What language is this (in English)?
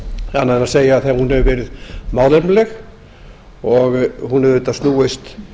Icelandic